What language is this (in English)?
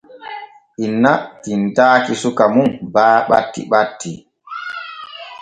Borgu Fulfulde